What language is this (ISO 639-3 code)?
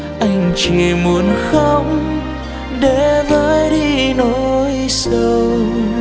vie